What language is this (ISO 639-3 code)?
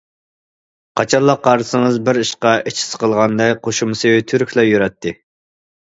uig